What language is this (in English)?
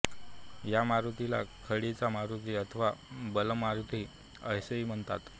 Marathi